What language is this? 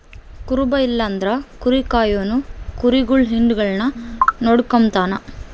Kannada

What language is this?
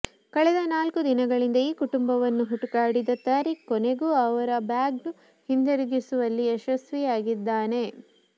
Kannada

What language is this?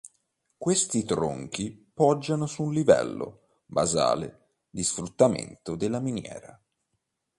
Italian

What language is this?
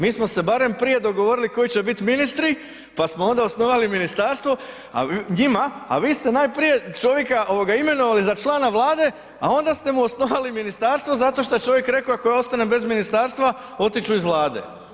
Croatian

